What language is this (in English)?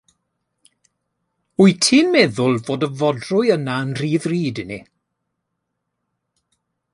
Welsh